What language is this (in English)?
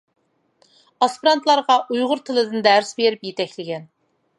Uyghur